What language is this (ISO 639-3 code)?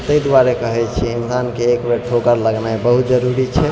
mai